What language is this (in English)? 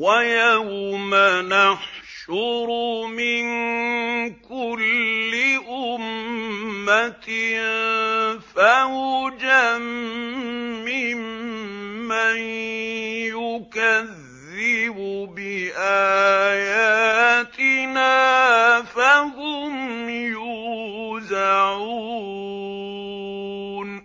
Arabic